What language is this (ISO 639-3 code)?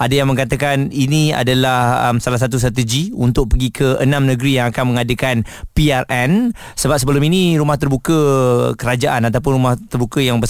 msa